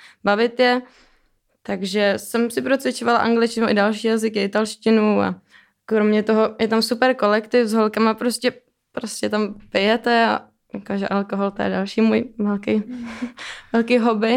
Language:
Czech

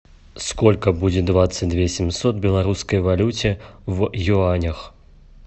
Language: Russian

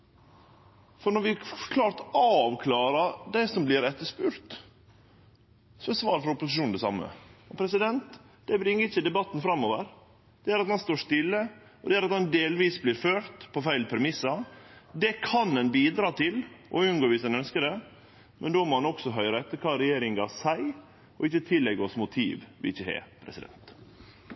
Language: Norwegian Nynorsk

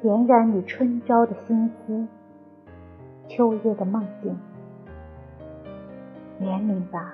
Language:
Chinese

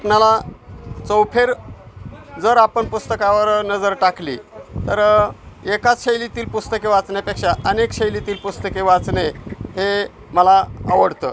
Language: Marathi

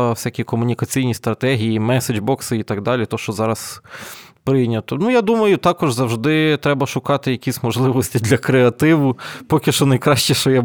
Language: Ukrainian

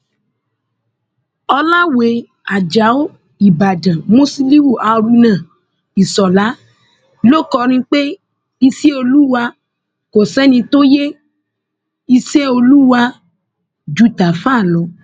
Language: Yoruba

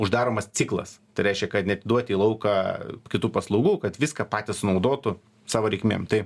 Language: Lithuanian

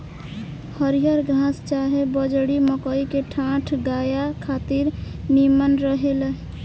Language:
Bhojpuri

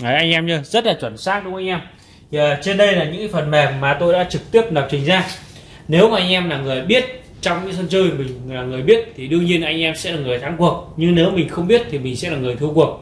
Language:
Vietnamese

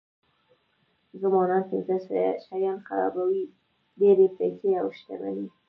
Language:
Pashto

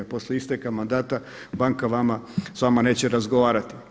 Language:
Croatian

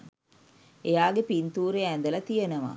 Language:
Sinhala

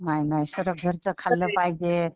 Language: Marathi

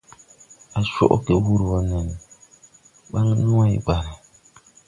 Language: Tupuri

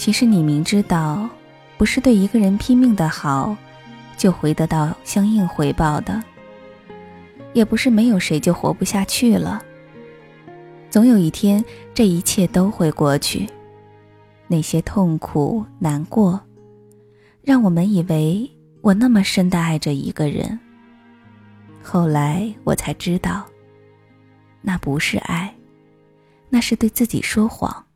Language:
Chinese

